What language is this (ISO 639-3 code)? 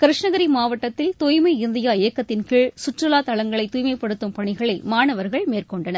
tam